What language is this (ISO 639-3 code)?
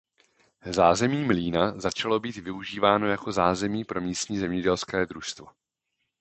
ces